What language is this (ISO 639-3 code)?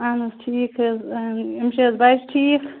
kas